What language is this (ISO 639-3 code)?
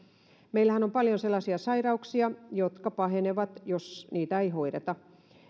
fin